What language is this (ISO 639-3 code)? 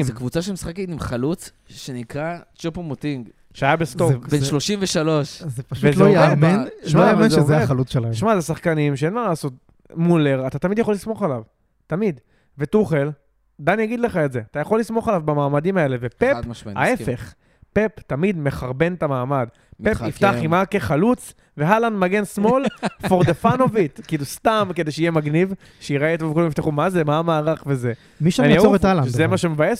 heb